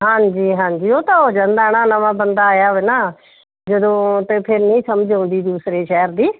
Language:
Punjabi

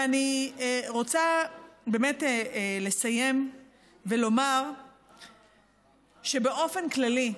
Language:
Hebrew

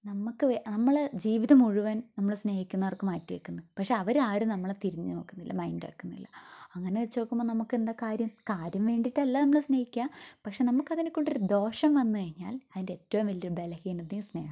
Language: Malayalam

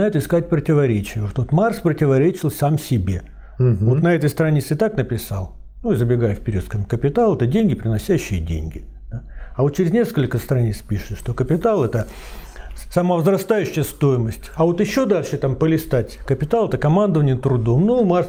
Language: Russian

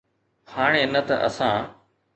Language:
Sindhi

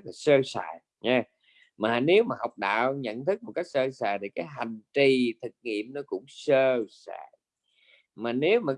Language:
Vietnamese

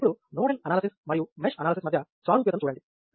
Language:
Telugu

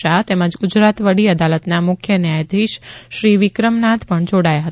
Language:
Gujarati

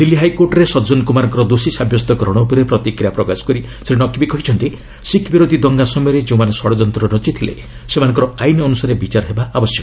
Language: Odia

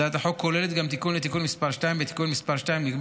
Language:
Hebrew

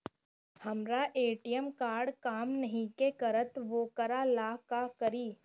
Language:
Bhojpuri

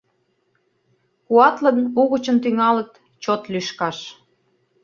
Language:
Mari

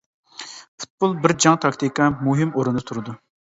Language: Uyghur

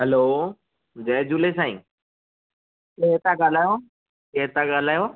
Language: Sindhi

